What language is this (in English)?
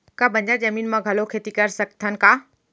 Chhattisgarhi